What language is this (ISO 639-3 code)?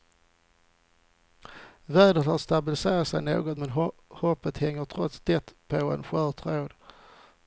swe